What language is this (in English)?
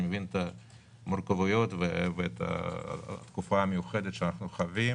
Hebrew